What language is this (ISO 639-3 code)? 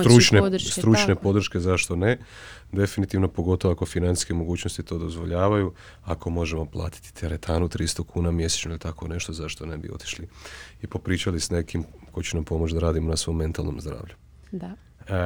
hrv